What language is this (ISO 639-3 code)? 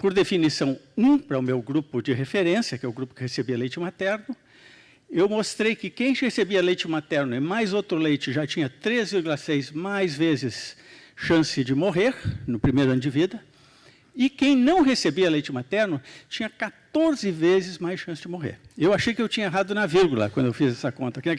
por